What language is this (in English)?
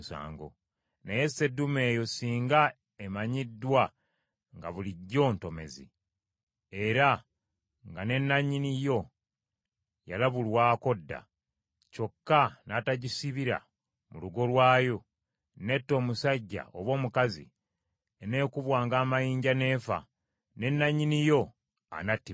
Ganda